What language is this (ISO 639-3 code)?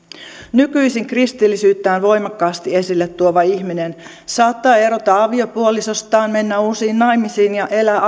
fin